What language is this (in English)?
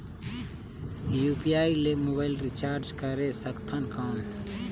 Chhattisgarhi